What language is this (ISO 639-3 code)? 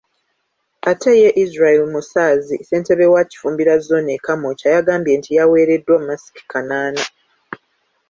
lug